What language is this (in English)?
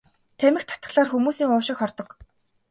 Mongolian